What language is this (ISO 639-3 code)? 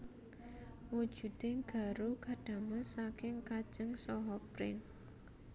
jav